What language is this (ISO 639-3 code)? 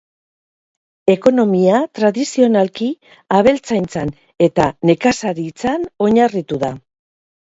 eus